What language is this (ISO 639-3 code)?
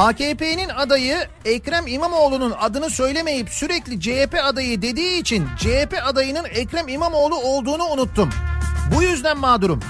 tur